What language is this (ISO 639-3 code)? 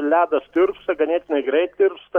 lit